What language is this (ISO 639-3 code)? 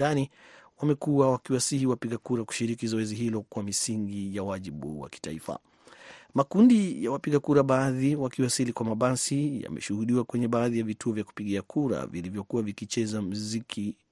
swa